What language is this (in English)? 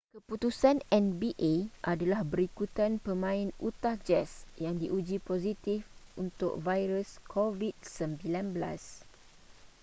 Malay